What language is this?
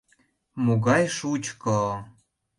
Mari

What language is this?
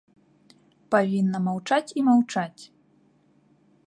Belarusian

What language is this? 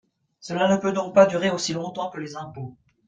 French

